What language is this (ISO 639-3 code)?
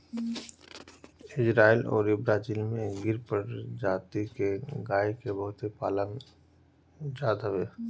bho